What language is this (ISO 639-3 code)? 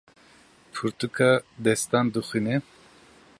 kur